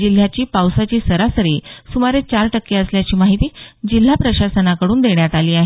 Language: Marathi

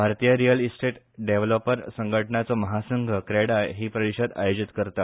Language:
Konkani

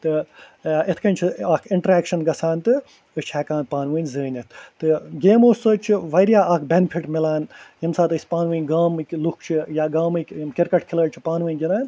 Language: Kashmiri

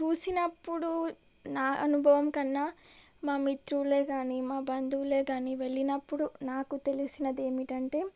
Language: Telugu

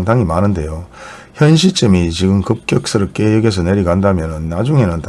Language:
Korean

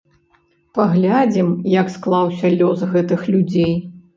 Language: Belarusian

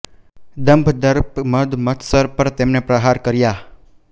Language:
Gujarati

